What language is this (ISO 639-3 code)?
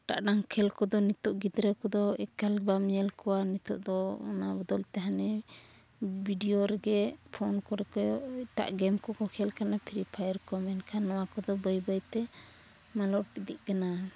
sat